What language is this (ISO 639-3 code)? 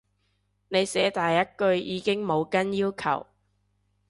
yue